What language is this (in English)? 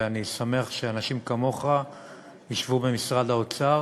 Hebrew